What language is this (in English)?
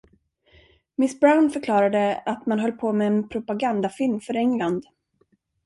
Swedish